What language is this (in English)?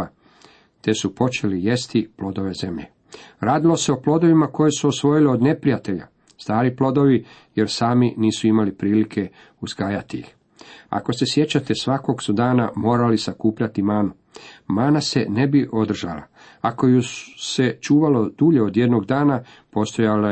Croatian